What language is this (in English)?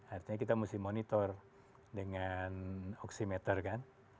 Indonesian